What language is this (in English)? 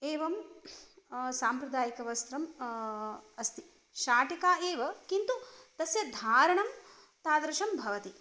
Sanskrit